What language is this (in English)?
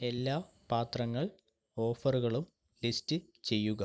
Malayalam